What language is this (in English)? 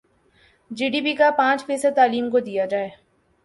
Urdu